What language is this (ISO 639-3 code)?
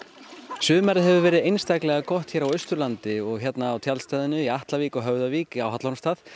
isl